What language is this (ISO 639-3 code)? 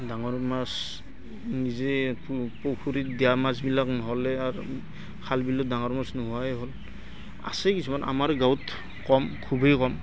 asm